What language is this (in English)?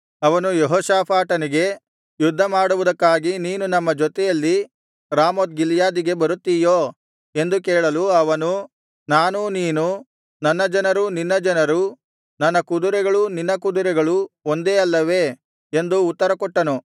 Kannada